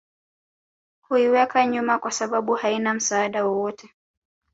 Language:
Swahili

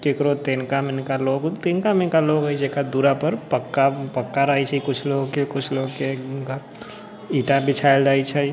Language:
Maithili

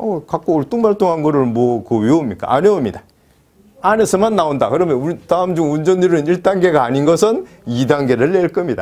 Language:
Korean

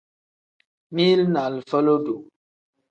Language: Tem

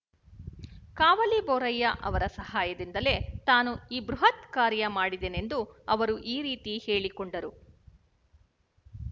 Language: Kannada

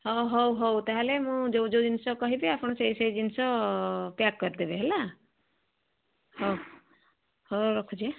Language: Odia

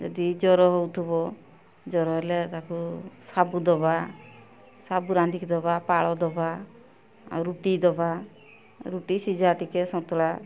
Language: Odia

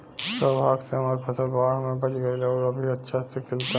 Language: Bhojpuri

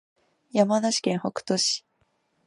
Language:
Japanese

